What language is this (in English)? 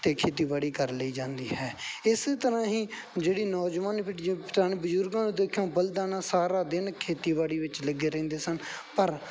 Punjabi